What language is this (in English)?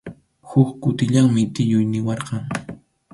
Arequipa-La Unión Quechua